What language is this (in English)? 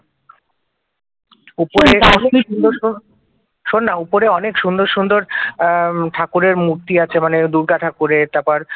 Bangla